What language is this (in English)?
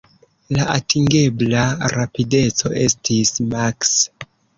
Esperanto